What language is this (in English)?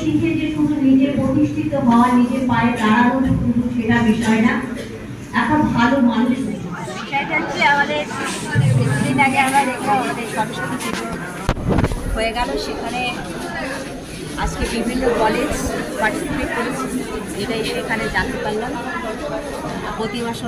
Bangla